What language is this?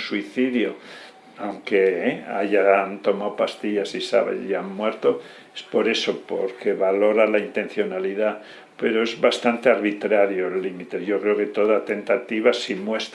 Spanish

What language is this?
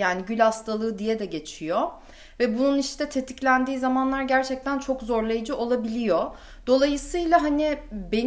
Turkish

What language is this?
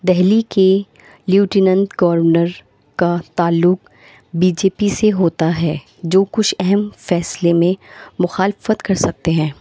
Urdu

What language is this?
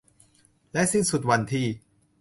Thai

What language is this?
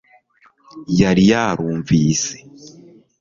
Kinyarwanda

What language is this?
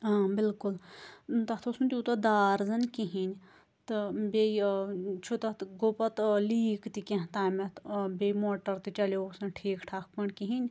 Kashmiri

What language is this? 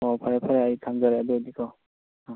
Manipuri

